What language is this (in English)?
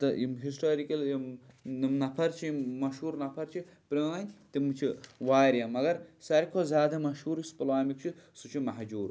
Kashmiri